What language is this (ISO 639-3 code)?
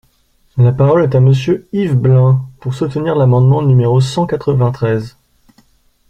fra